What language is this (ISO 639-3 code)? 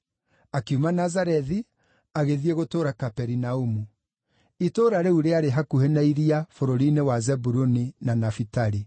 kik